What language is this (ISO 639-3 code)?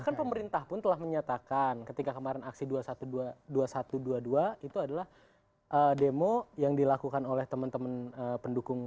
ind